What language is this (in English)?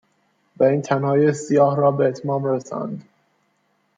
Persian